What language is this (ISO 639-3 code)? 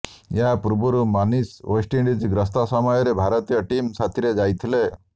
ori